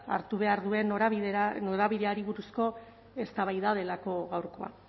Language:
Basque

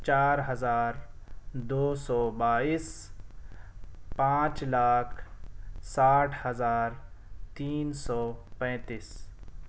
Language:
Urdu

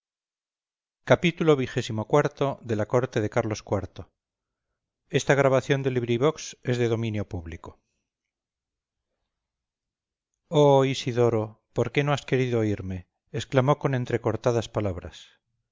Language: Spanish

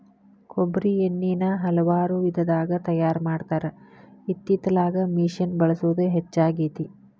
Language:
Kannada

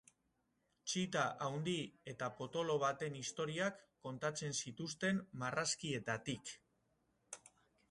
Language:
Basque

